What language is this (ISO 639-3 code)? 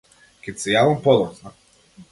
mkd